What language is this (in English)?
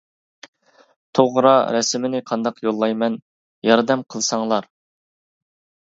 Uyghur